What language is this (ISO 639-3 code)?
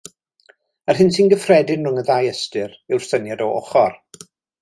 cym